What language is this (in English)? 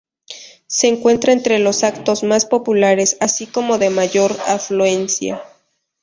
Spanish